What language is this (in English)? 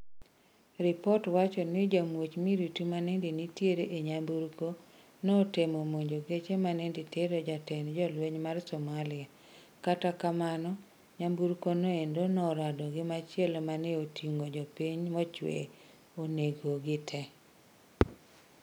Luo (Kenya and Tanzania)